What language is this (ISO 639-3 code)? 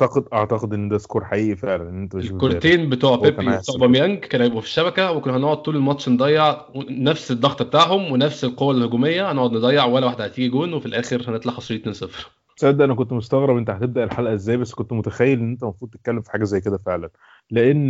ara